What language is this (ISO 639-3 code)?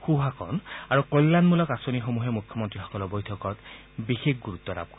asm